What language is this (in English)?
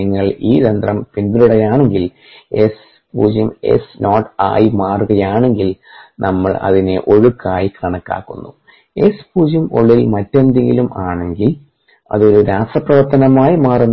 Malayalam